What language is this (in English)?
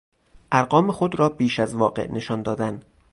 Persian